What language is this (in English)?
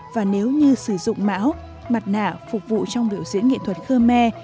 Vietnamese